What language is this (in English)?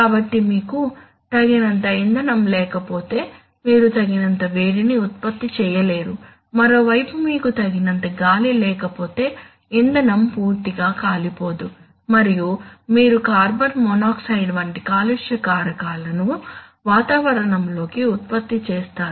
Telugu